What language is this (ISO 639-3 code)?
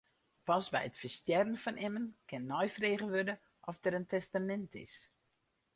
fry